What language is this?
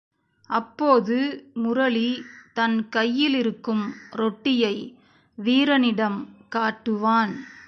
Tamil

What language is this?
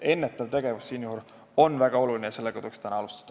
Estonian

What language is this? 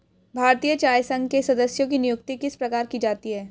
Hindi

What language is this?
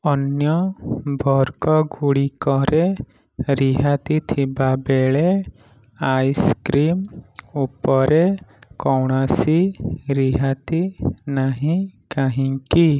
Odia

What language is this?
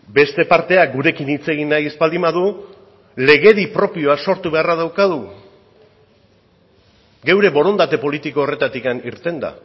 Basque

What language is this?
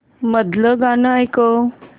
Marathi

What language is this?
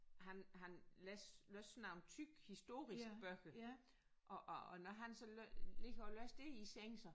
Danish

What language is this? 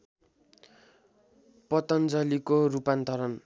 Nepali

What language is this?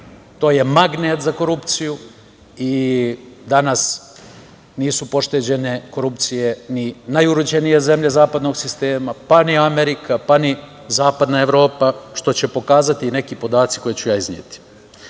Serbian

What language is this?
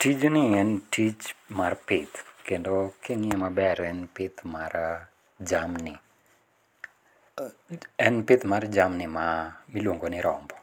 Luo (Kenya and Tanzania)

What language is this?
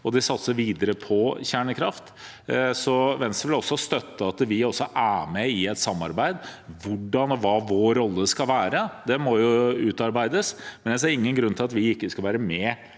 Norwegian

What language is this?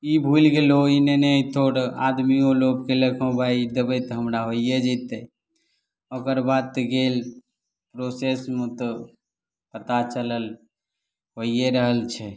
Maithili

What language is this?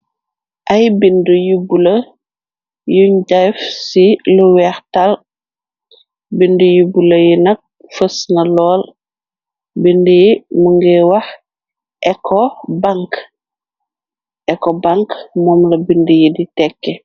Wolof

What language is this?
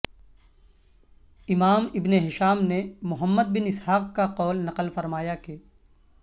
Urdu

